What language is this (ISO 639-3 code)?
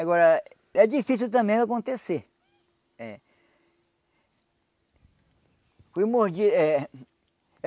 por